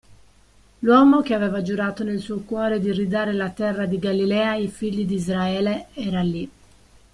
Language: Italian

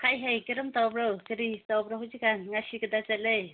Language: Manipuri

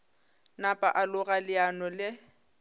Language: Northern Sotho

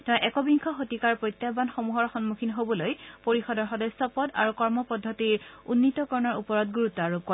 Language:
Assamese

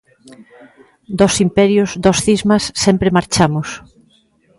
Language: Galician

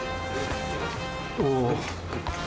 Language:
Japanese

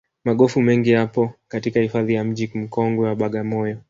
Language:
Swahili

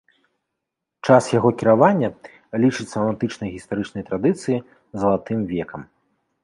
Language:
Belarusian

